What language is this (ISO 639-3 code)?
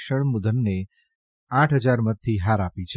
guj